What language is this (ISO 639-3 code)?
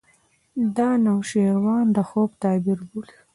pus